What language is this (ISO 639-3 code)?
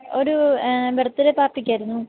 mal